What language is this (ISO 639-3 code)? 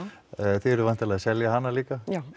isl